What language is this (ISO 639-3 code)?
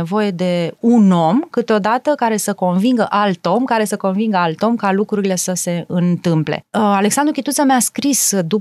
ron